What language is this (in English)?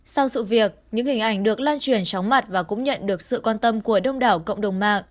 Vietnamese